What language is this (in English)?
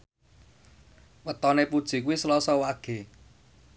Javanese